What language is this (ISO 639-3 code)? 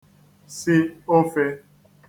ibo